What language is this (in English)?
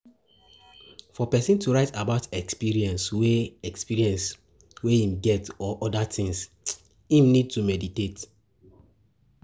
Nigerian Pidgin